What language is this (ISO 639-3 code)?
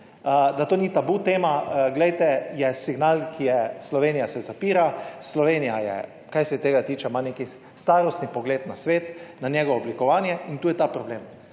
slv